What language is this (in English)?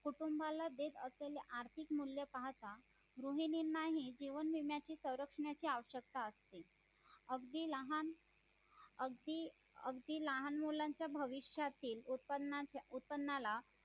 Marathi